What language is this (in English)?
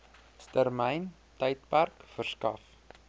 Afrikaans